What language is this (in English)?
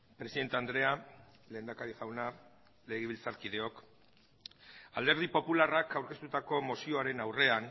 Basque